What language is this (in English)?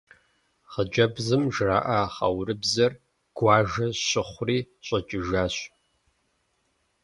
Kabardian